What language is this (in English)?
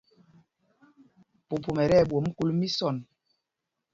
Mpumpong